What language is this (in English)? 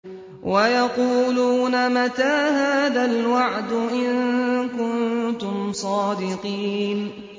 Arabic